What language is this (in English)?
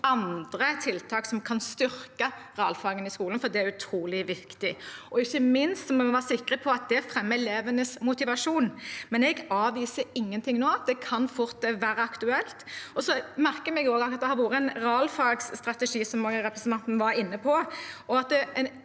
Norwegian